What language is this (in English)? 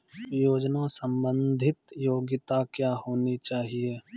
Maithili